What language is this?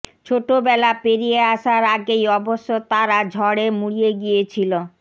Bangla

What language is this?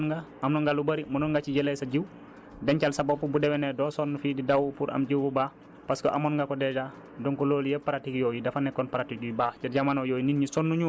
Wolof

